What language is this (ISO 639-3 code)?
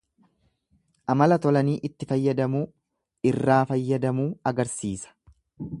orm